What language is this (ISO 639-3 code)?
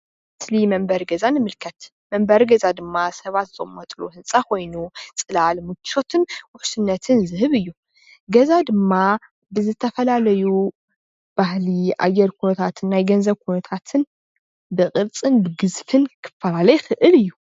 tir